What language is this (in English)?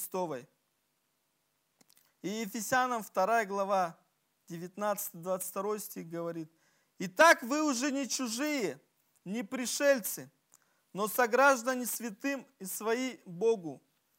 Russian